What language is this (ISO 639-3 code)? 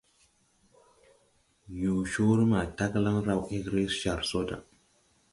tui